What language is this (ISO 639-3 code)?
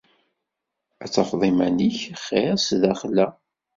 kab